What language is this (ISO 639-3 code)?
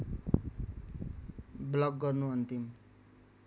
nep